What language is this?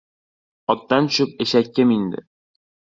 Uzbek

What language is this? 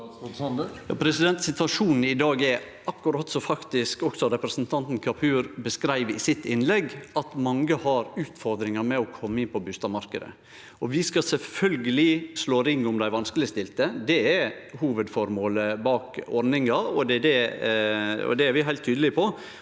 Norwegian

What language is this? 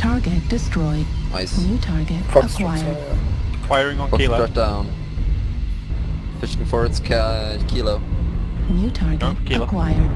English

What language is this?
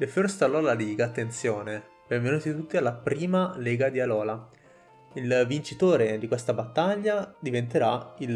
Italian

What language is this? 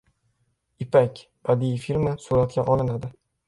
Uzbek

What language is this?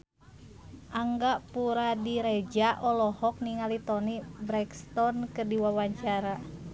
Sundanese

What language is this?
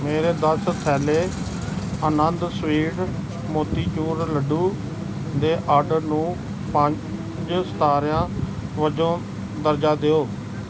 Punjabi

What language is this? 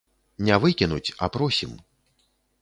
Belarusian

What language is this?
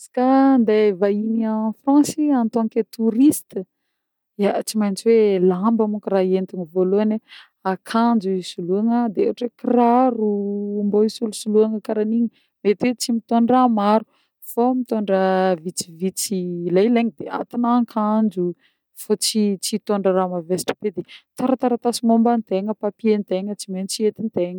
Northern Betsimisaraka Malagasy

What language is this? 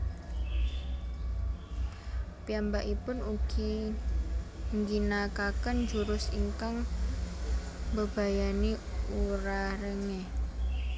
Javanese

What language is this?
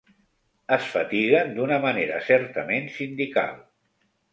Catalan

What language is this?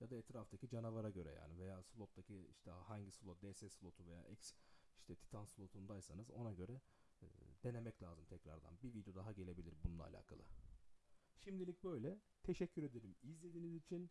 Turkish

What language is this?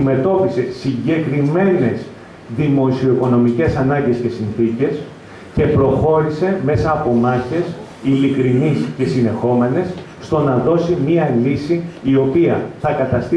Greek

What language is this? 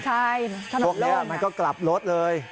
Thai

